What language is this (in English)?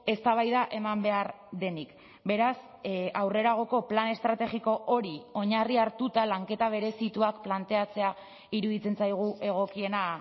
Basque